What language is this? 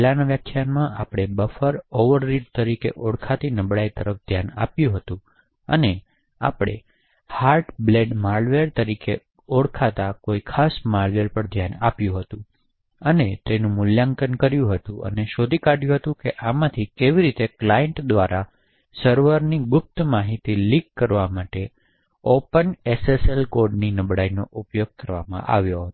Gujarati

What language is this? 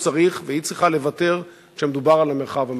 Hebrew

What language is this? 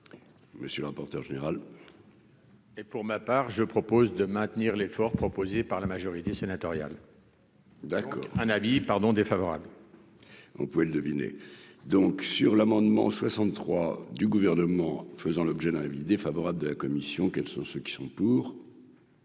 French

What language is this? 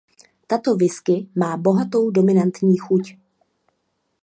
Czech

